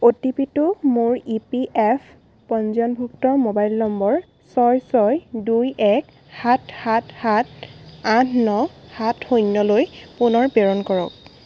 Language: Assamese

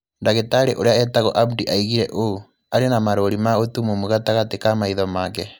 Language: Kikuyu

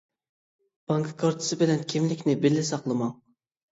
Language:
Uyghur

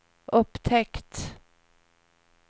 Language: Swedish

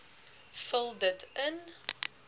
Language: Afrikaans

